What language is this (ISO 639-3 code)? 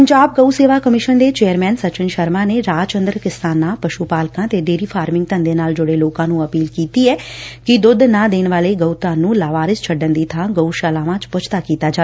pan